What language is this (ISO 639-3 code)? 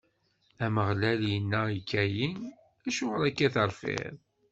kab